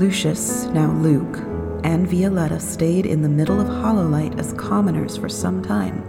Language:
English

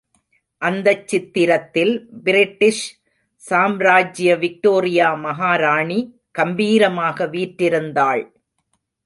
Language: Tamil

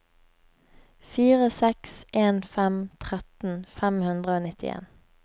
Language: Norwegian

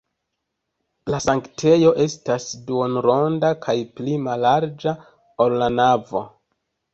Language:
Esperanto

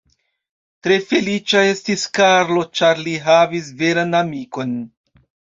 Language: Esperanto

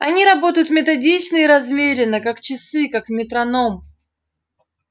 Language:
Russian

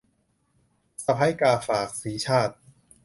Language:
Thai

